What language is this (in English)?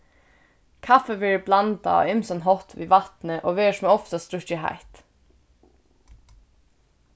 Faroese